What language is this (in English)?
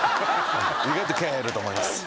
Japanese